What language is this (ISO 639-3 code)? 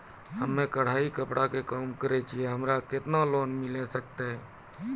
mai